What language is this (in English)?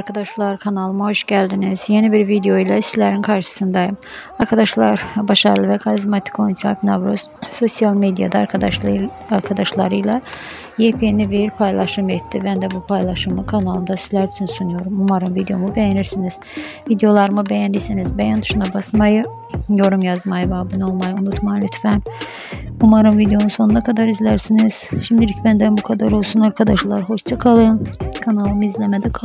Turkish